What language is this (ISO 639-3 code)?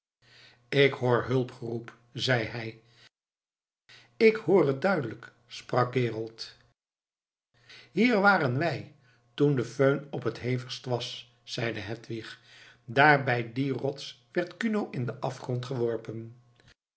nld